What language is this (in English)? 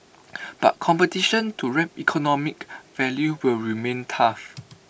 English